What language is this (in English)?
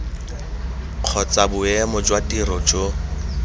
Tswana